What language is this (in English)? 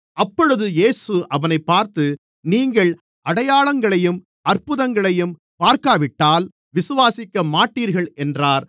Tamil